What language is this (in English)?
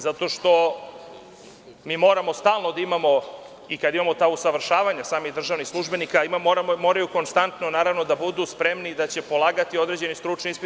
Serbian